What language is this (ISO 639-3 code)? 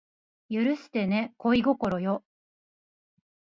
jpn